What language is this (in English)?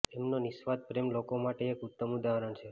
Gujarati